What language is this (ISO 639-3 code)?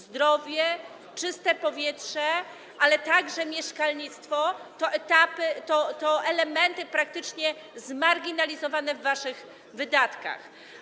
pol